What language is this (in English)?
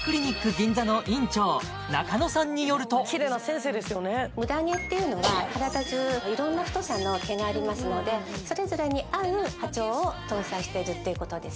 Japanese